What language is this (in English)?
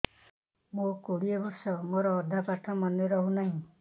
Odia